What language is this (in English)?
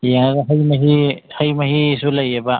Manipuri